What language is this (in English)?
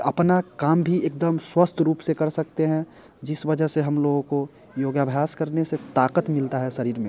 Hindi